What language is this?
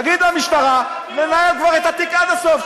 Hebrew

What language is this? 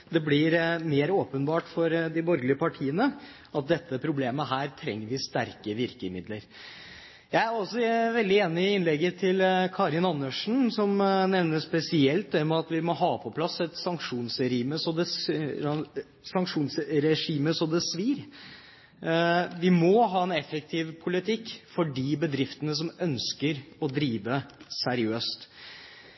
Norwegian Bokmål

